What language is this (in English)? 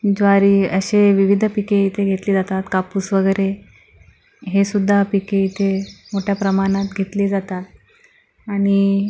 Marathi